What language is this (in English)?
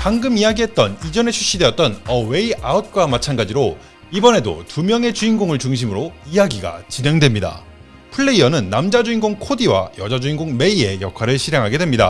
Korean